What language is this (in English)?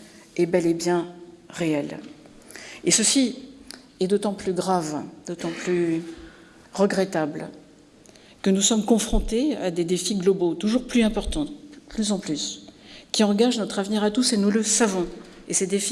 French